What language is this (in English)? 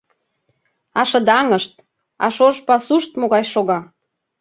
Mari